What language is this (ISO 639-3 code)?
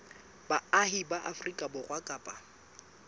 sot